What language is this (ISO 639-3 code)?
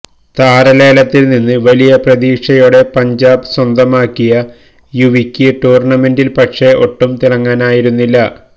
mal